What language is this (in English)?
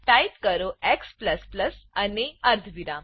Gujarati